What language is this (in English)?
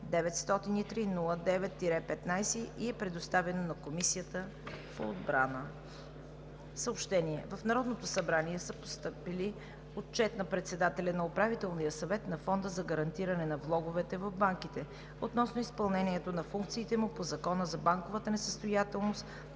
Bulgarian